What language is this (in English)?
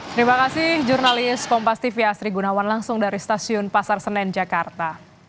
Indonesian